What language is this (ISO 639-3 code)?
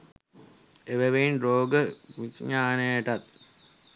sin